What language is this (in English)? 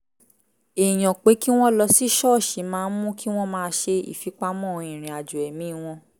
Yoruba